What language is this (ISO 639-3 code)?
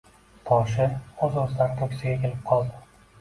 uzb